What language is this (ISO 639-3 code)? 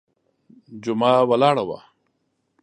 pus